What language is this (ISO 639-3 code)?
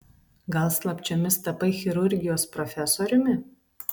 lit